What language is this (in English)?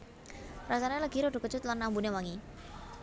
Javanese